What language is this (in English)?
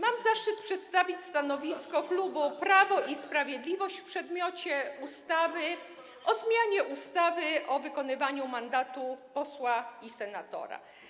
Polish